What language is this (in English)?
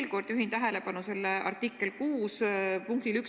Estonian